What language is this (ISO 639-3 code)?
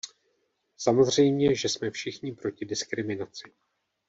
ces